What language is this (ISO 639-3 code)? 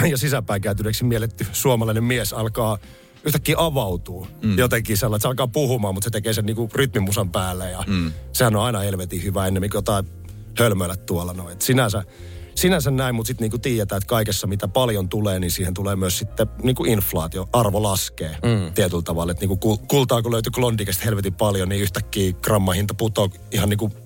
fin